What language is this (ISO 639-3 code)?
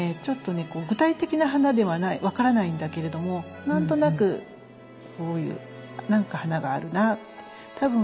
jpn